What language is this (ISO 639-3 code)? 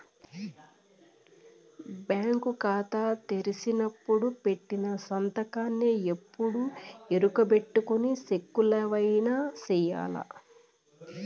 tel